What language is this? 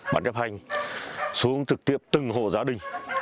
Vietnamese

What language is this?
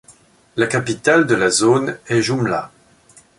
French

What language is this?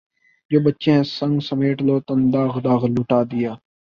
Urdu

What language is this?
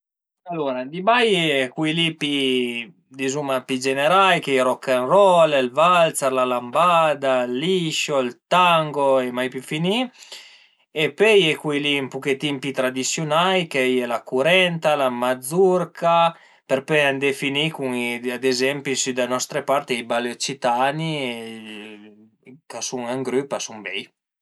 Piedmontese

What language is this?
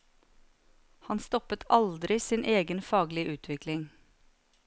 Norwegian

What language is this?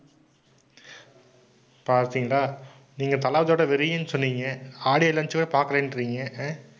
Tamil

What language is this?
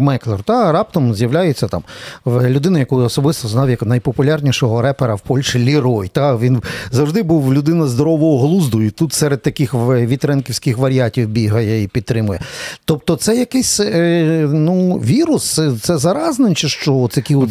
Ukrainian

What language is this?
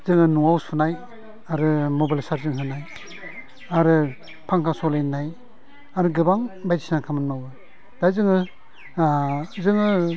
Bodo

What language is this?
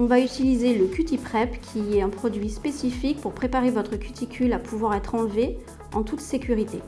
French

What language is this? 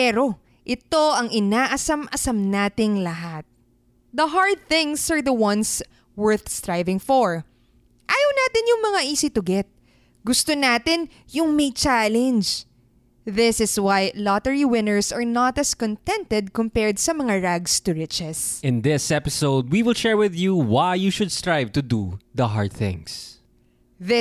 Filipino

